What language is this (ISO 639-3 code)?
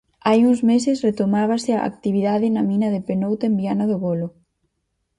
glg